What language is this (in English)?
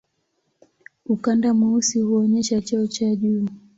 Swahili